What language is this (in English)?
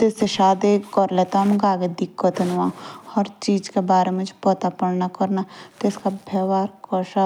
Jaunsari